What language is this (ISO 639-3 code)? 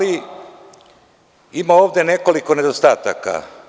srp